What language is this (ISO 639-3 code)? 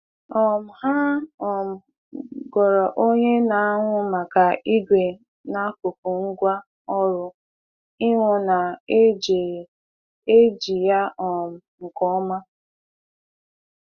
ibo